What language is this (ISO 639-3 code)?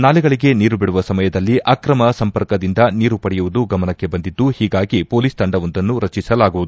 kan